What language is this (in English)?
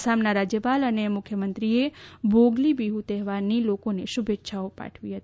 Gujarati